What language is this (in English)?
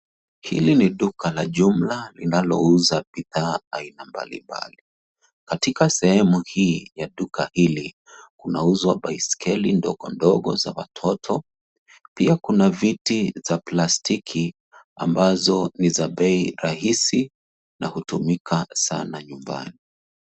Swahili